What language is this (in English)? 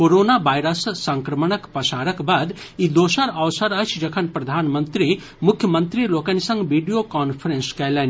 Maithili